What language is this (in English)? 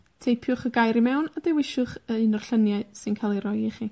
Welsh